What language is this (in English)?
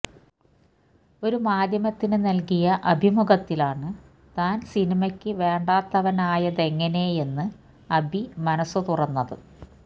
Malayalam